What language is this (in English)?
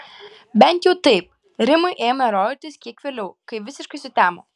Lithuanian